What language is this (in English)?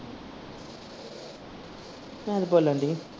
Punjabi